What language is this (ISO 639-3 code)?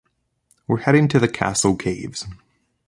eng